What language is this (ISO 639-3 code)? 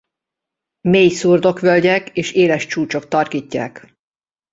hun